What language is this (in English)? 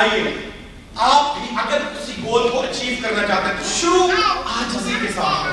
Urdu